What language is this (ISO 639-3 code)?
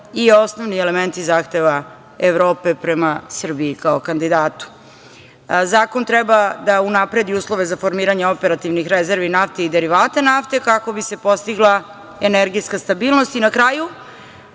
srp